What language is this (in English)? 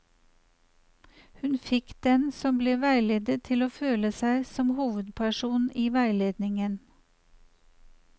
Norwegian